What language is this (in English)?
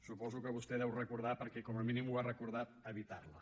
Catalan